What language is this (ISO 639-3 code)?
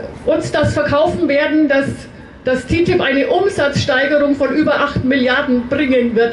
deu